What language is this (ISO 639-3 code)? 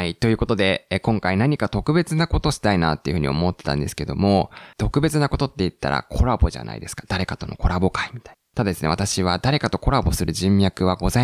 jpn